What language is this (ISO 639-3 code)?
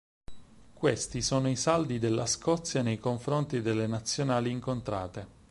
ita